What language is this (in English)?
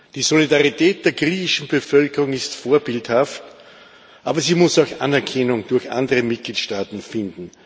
German